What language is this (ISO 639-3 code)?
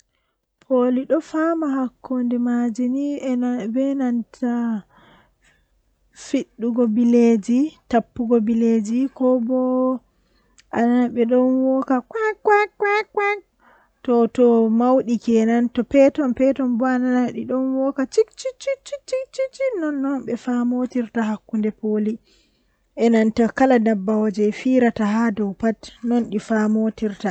fuh